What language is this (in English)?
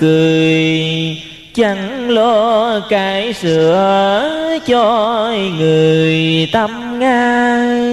Vietnamese